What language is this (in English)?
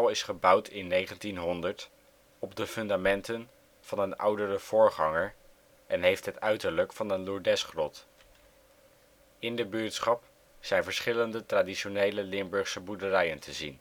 Dutch